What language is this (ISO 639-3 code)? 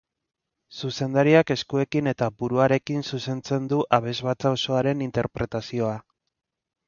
eus